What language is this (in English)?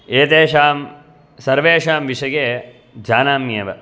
Sanskrit